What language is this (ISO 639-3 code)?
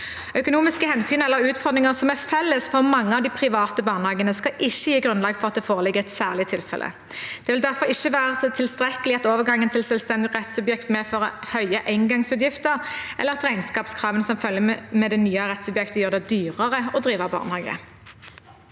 nor